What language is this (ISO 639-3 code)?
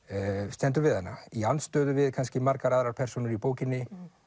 isl